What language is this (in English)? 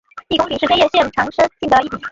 Chinese